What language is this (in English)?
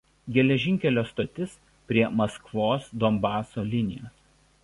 Lithuanian